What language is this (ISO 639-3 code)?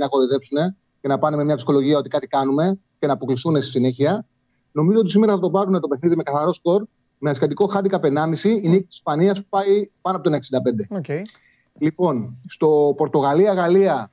ell